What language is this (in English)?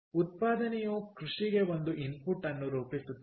Kannada